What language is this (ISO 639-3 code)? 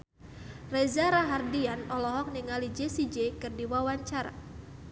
sun